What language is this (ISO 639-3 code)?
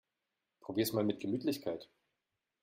deu